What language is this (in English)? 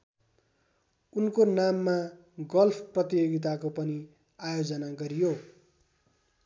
Nepali